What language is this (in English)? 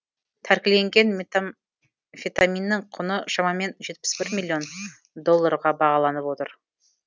Kazakh